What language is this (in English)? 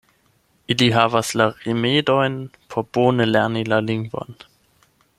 Esperanto